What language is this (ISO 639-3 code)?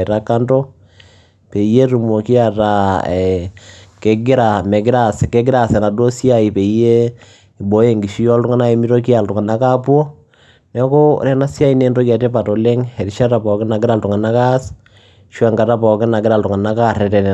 mas